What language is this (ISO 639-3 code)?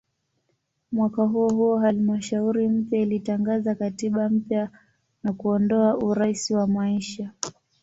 swa